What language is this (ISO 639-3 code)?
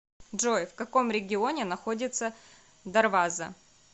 rus